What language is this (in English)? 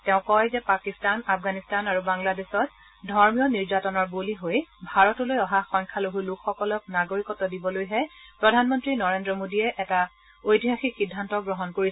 Assamese